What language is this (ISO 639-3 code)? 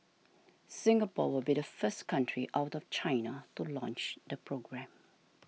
eng